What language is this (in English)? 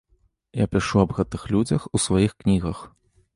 Belarusian